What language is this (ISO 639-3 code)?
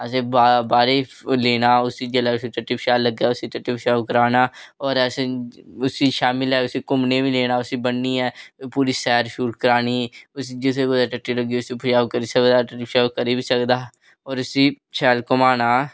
doi